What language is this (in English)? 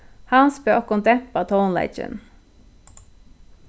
Faroese